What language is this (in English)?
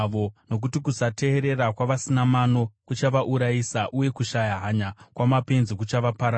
Shona